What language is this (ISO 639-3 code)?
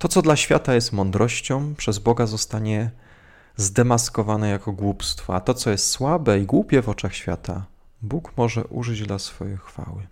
pol